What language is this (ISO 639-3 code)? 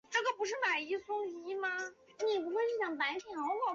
zho